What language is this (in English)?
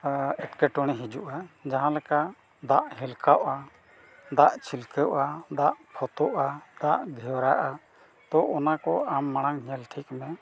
Santali